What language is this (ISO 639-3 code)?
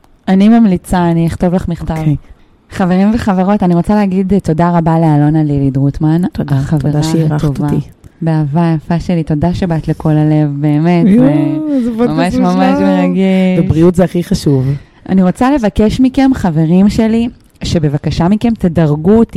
heb